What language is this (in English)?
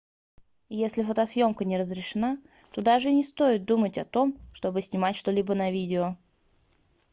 Russian